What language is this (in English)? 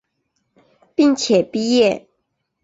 Chinese